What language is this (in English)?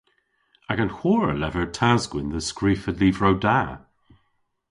Cornish